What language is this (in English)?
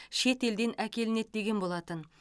Kazakh